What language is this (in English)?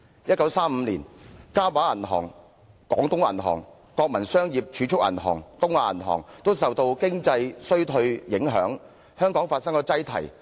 Cantonese